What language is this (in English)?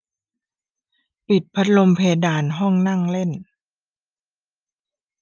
Thai